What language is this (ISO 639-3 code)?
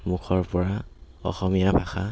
asm